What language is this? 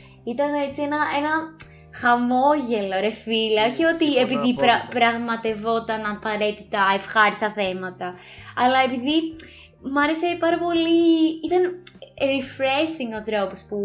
Greek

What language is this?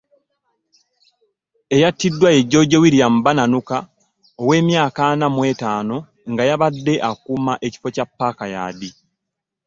Ganda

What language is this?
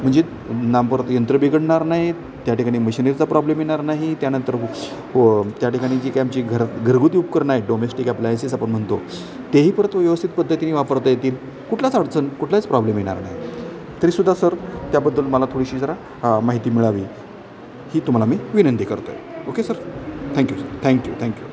Marathi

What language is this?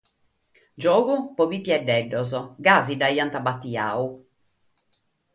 Sardinian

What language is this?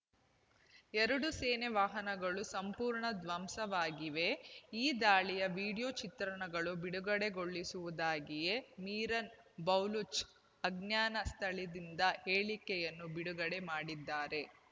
Kannada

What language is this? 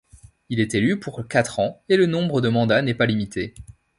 French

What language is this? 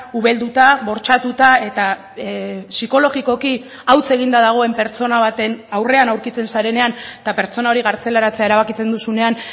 Basque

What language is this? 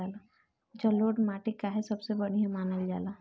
Bhojpuri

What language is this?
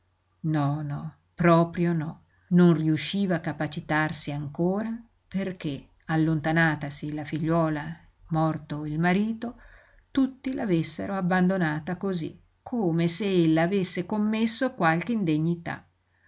Italian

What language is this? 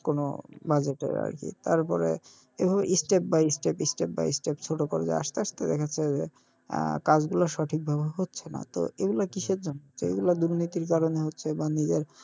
Bangla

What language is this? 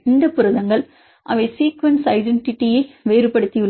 Tamil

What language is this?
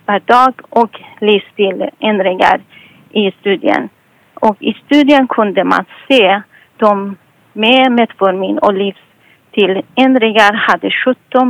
Swedish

